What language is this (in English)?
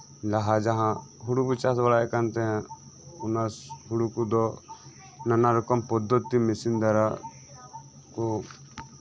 Santali